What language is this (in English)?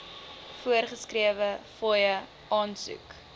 Afrikaans